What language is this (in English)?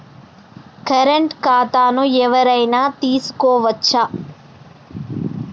Telugu